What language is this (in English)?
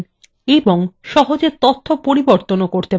Bangla